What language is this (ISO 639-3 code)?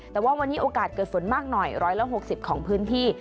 tha